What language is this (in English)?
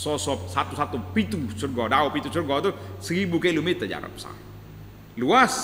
Malay